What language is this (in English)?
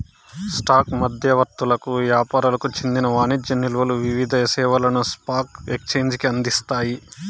Telugu